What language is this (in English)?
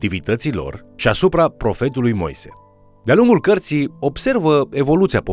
Romanian